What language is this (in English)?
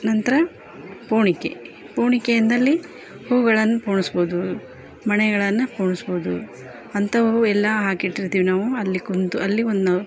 Kannada